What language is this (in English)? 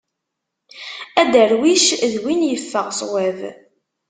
Kabyle